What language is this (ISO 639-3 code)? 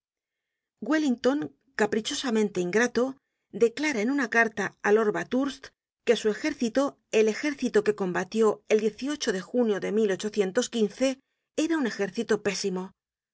spa